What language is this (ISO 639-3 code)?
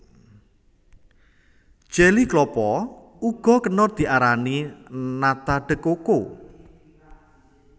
jav